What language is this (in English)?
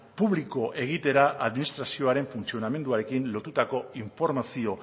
Basque